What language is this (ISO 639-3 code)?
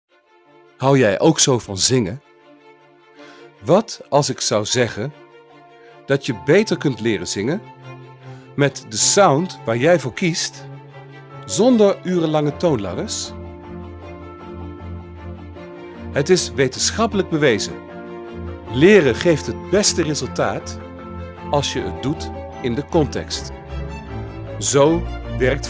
nld